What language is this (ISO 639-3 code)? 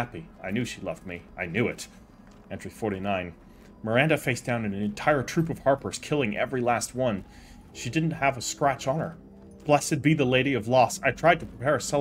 eng